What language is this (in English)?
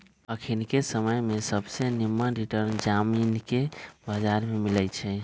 Magahi